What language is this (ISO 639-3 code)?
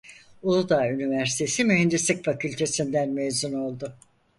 tur